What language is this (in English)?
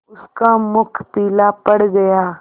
Hindi